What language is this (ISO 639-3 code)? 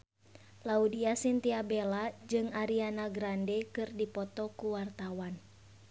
sun